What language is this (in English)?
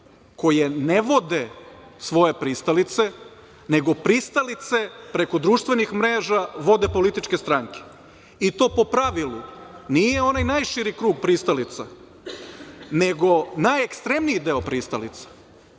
Serbian